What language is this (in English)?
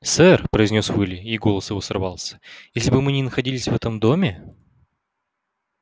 Russian